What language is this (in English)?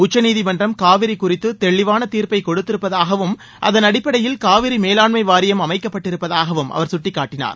Tamil